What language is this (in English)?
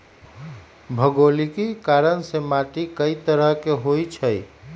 Magahi